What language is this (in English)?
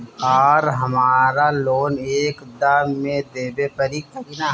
Bhojpuri